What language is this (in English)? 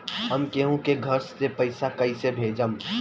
Bhojpuri